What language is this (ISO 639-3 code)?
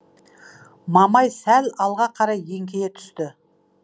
kaz